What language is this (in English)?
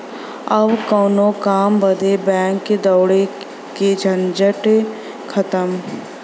Bhojpuri